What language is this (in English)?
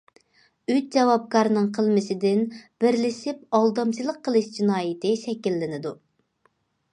Uyghur